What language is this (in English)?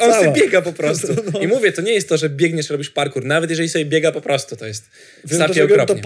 Polish